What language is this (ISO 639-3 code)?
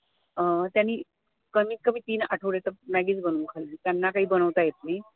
mar